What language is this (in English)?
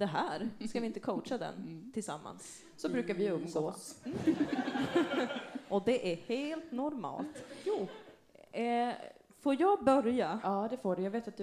Swedish